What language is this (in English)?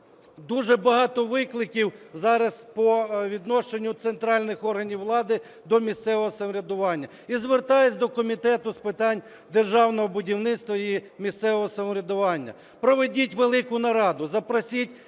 Ukrainian